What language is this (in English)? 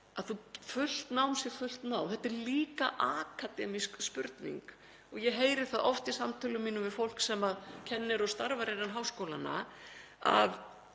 Icelandic